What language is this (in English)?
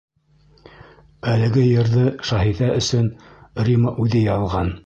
Bashkir